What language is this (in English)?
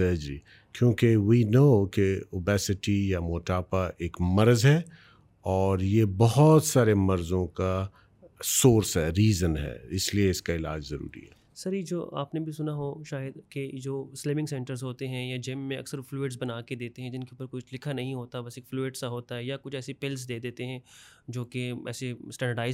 Urdu